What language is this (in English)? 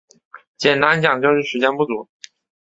Chinese